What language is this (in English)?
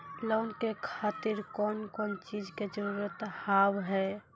Maithili